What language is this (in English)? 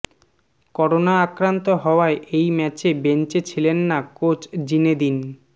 Bangla